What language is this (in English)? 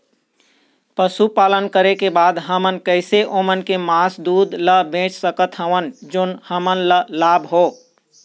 Chhattisgarhi